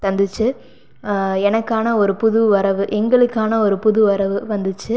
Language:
Tamil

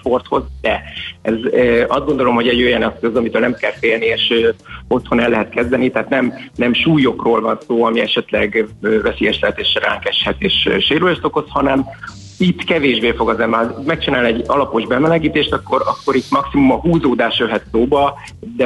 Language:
Hungarian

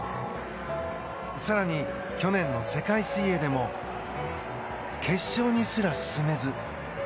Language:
Japanese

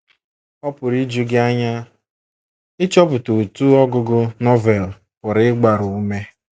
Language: Igbo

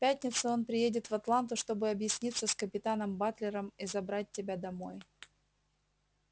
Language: Russian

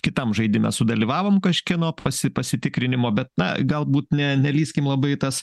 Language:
Lithuanian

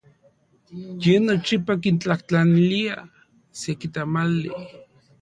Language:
Central Puebla Nahuatl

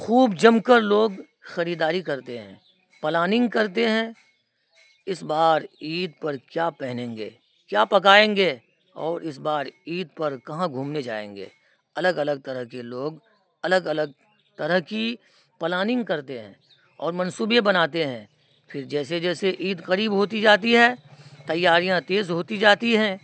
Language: Urdu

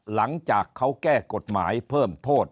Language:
Thai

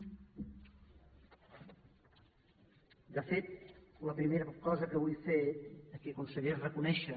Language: Catalan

